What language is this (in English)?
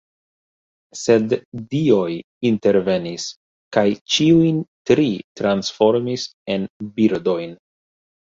Esperanto